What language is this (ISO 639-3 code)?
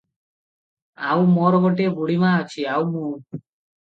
ori